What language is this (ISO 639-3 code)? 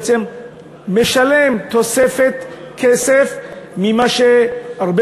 heb